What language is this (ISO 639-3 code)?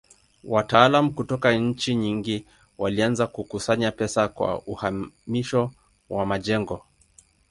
swa